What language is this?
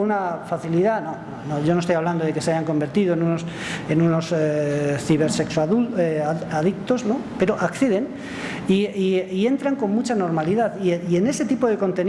Spanish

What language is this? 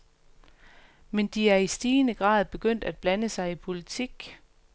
Danish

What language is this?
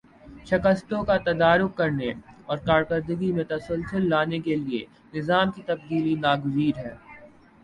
Urdu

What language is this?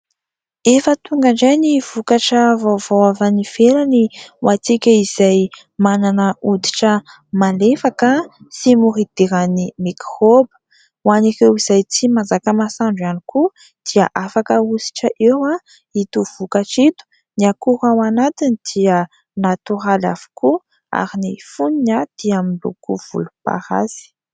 Malagasy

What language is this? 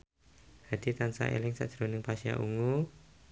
Javanese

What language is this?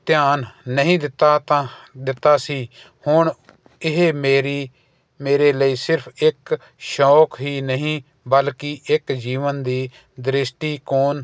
Punjabi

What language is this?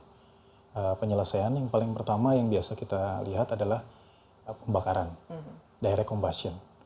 Indonesian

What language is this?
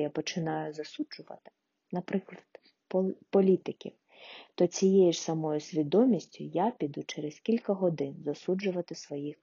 Ukrainian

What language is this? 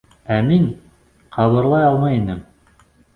Bashkir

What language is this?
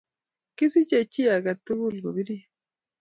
Kalenjin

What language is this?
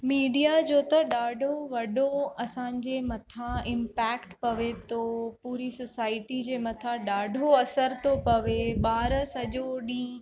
Sindhi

